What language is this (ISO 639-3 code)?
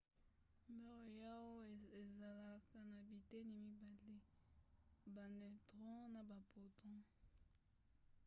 lin